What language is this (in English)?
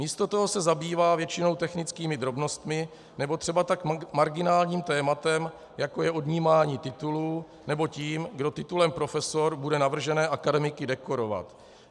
Czech